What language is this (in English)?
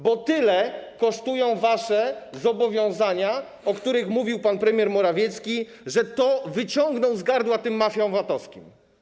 Polish